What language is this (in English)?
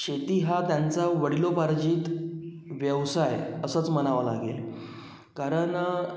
Marathi